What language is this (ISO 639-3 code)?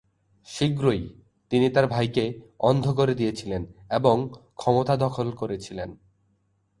ben